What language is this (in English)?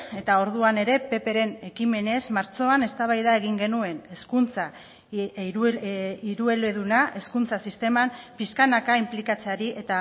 Basque